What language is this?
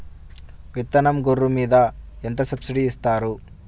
Telugu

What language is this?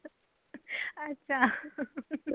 Punjabi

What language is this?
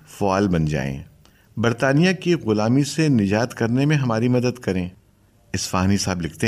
Urdu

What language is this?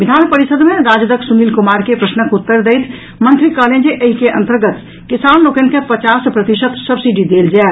Maithili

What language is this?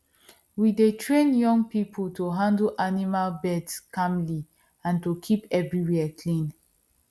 Nigerian Pidgin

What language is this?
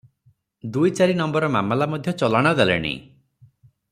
Odia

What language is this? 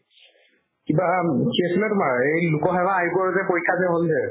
Assamese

